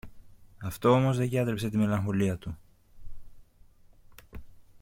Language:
Greek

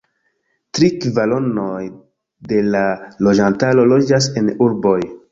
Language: Esperanto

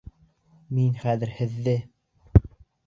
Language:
Bashkir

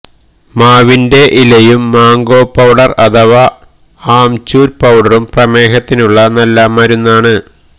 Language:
Malayalam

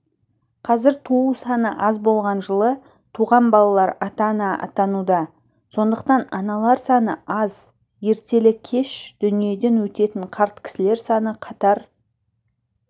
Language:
Kazakh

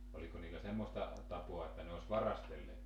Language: Finnish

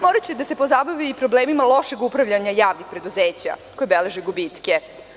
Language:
Serbian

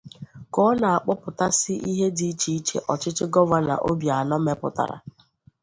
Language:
Igbo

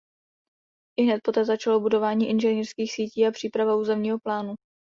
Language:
Czech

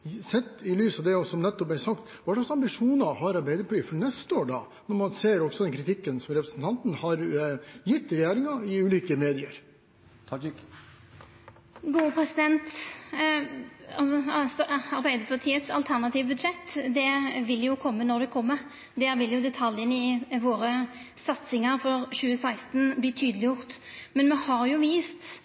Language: Norwegian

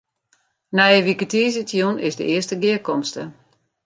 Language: Western Frisian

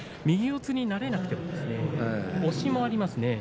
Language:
Japanese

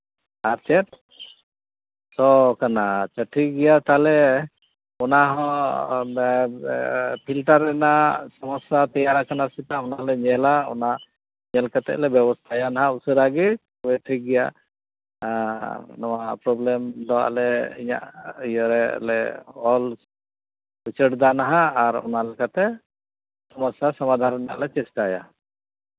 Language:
Santali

